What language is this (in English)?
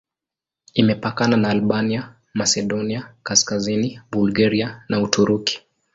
Swahili